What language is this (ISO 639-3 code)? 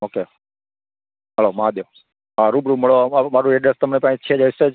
guj